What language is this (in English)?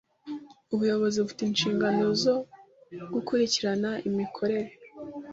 Kinyarwanda